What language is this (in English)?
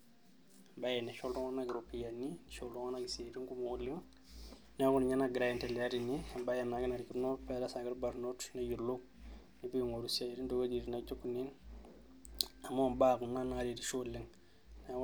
Masai